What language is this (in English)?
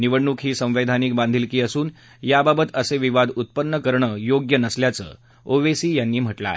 Marathi